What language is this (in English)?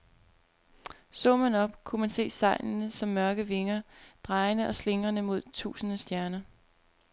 Danish